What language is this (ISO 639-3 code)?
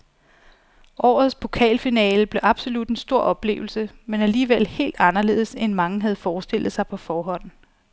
dan